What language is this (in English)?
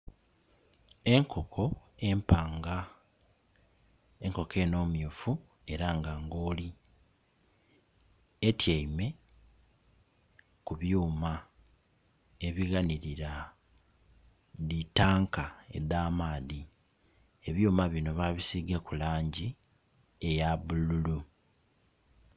Soga